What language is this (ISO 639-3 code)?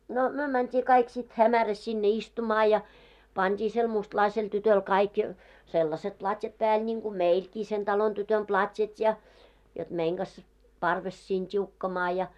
fin